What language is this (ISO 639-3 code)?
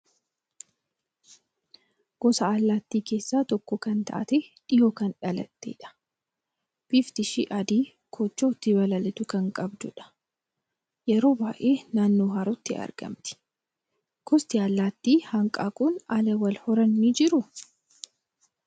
orm